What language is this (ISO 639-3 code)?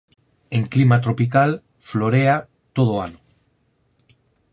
glg